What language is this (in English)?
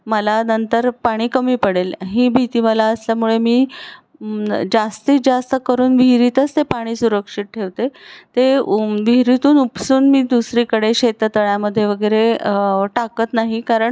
Marathi